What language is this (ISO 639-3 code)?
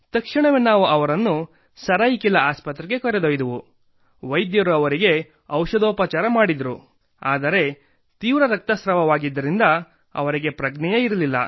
kan